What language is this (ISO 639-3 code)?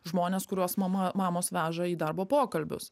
lit